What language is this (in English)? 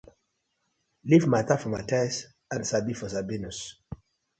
Nigerian Pidgin